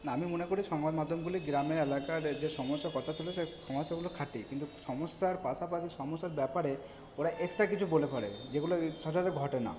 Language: Bangla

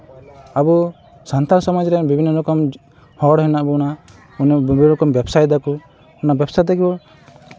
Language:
Santali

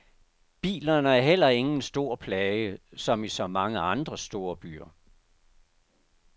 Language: Danish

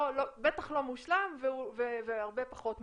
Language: Hebrew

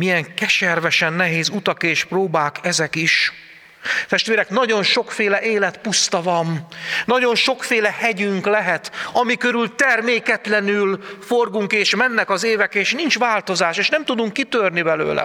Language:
Hungarian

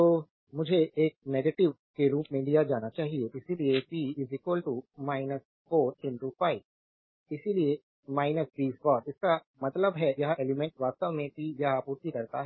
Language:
Hindi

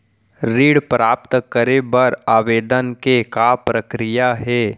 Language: Chhattisgarhi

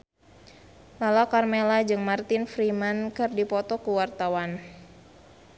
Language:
Sundanese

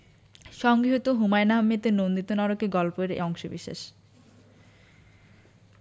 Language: Bangla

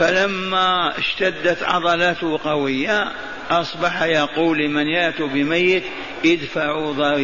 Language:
Arabic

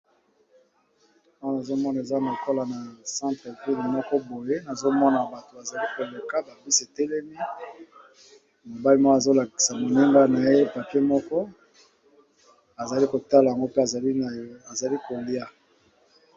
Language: Lingala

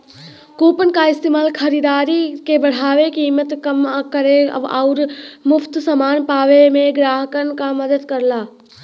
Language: Bhojpuri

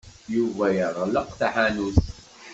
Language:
Kabyle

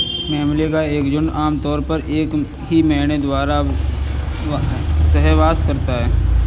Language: Hindi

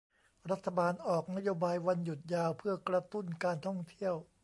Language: Thai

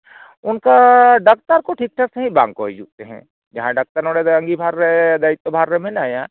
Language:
Santali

